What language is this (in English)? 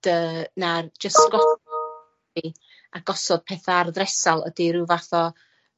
Welsh